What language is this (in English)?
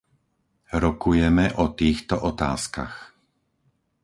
Slovak